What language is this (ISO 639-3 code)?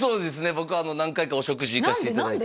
jpn